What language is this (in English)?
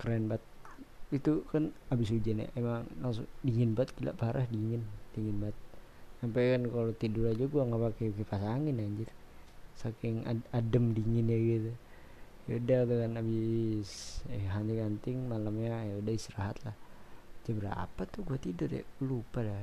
Indonesian